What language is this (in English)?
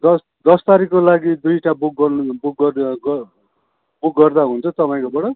Nepali